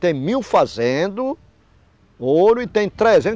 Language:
Portuguese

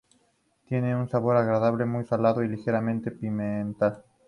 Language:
Spanish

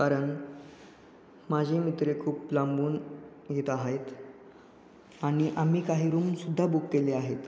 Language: Marathi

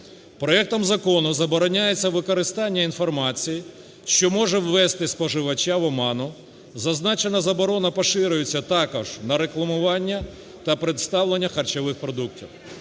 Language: Ukrainian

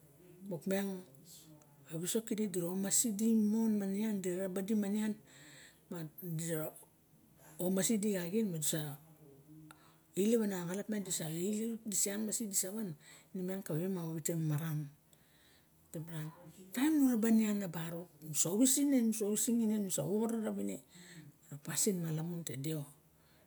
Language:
Barok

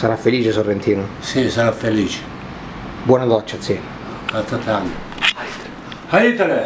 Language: Italian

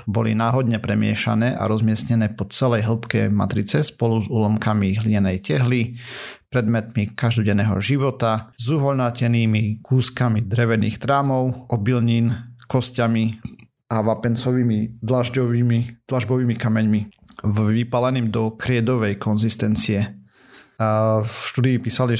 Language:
Slovak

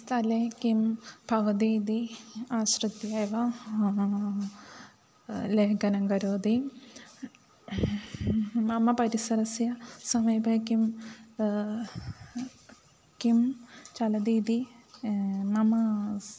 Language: Sanskrit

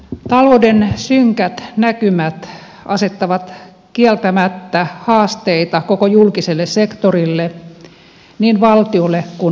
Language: Finnish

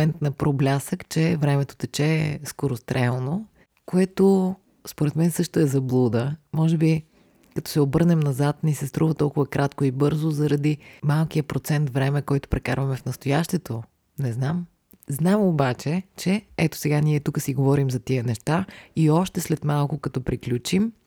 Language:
Bulgarian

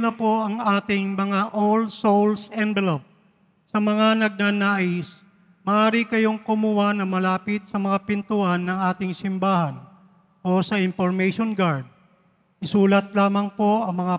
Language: Filipino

